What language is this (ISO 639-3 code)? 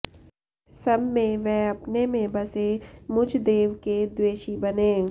san